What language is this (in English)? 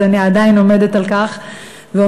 Hebrew